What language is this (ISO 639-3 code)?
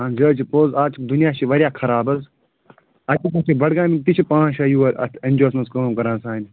kas